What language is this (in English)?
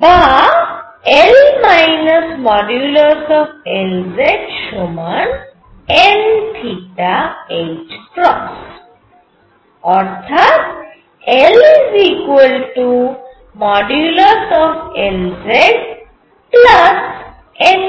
Bangla